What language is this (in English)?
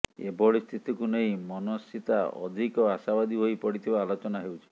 Odia